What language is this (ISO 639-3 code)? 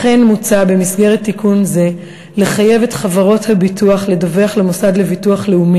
heb